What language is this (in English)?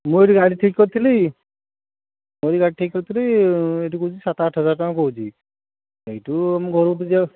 Odia